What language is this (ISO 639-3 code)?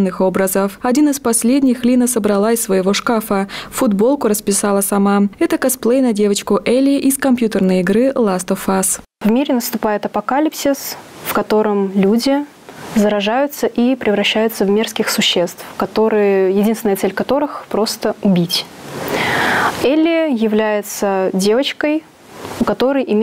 rus